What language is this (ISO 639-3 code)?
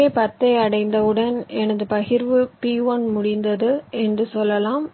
tam